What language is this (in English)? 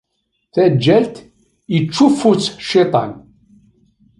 Kabyle